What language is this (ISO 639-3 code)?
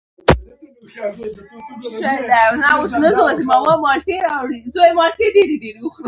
pus